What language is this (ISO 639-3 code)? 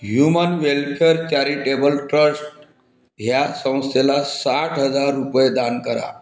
mar